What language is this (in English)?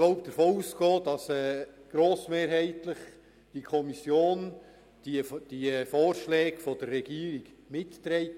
Swiss German